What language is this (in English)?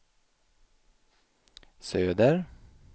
Swedish